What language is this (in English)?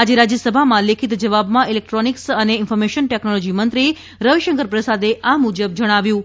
Gujarati